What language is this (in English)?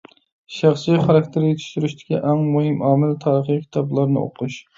Uyghur